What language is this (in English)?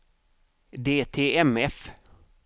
Swedish